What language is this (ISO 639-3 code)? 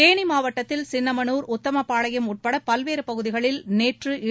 tam